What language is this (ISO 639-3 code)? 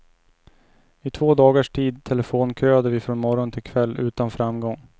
swe